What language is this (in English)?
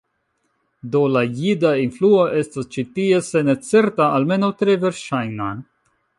Esperanto